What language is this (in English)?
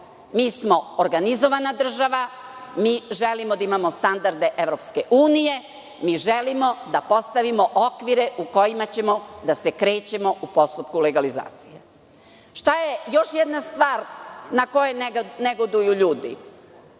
Serbian